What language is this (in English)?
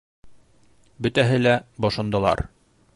Bashkir